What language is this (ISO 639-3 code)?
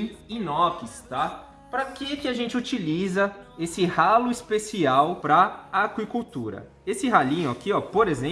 por